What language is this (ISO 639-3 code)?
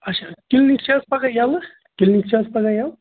kas